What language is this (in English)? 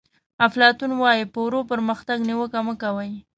Pashto